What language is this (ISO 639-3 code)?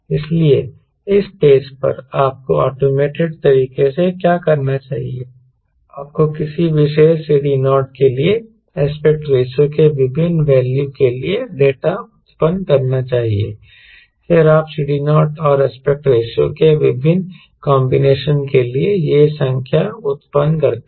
hin